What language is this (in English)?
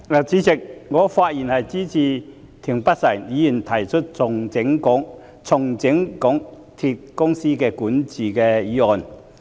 Cantonese